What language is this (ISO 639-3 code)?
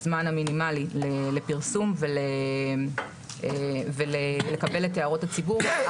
heb